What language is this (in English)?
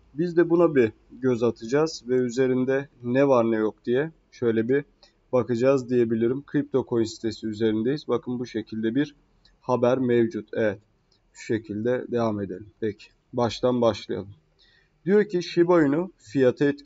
Turkish